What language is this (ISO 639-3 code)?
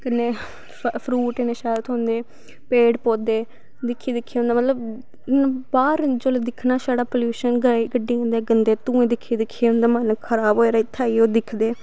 doi